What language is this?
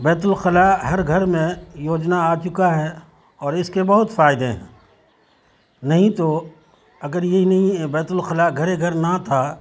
Urdu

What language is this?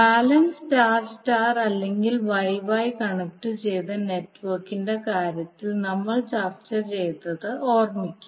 Malayalam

